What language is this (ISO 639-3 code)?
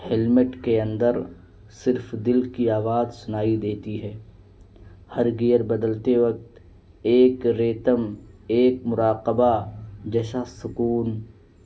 urd